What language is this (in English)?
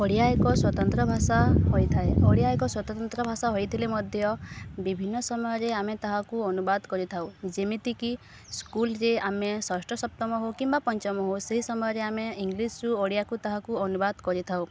Odia